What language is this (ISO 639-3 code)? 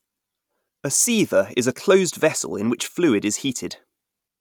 eng